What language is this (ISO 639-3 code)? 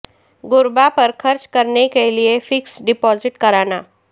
urd